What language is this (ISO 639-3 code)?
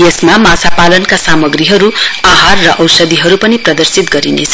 nep